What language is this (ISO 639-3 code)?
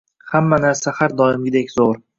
uzb